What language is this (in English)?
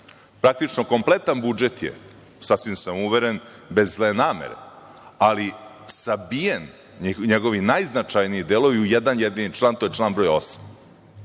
Serbian